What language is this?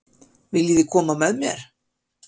Icelandic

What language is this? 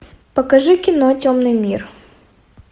Russian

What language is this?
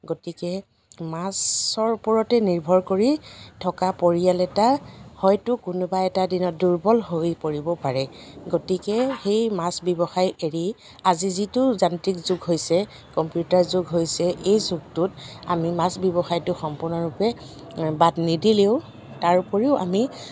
Assamese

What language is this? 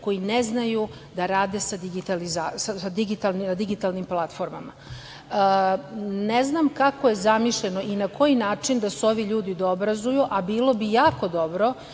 Serbian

